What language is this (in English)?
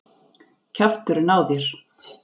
Icelandic